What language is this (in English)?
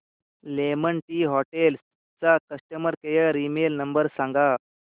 Marathi